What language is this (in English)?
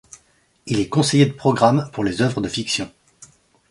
French